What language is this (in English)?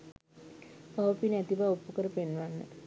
Sinhala